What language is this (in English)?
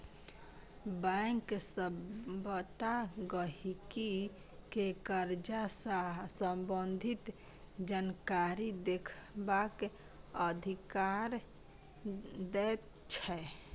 Maithili